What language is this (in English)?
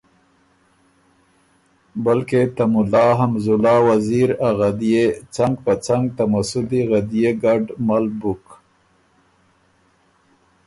Ormuri